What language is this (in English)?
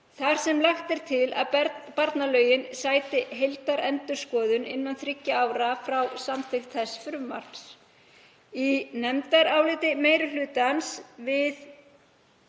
Icelandic